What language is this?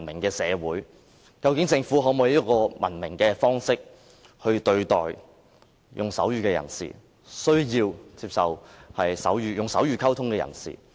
Cantonese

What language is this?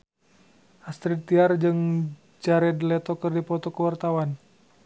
Sundanese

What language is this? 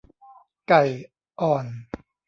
Thai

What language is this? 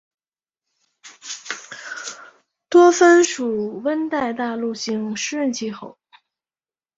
Chinese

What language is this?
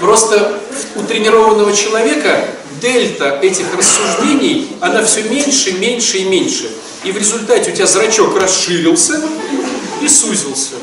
Russian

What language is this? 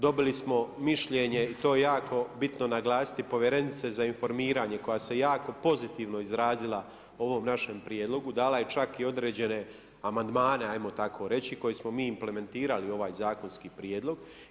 Croatian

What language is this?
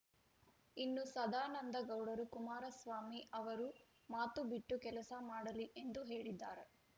Kannada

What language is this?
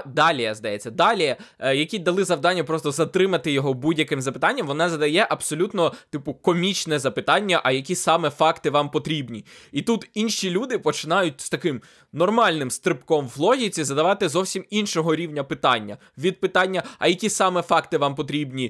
Ukrainian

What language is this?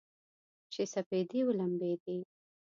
Pashto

